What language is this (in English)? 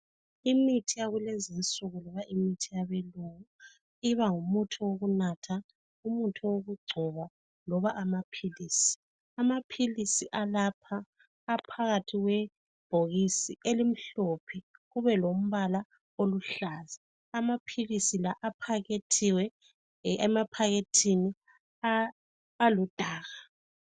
North Ndebele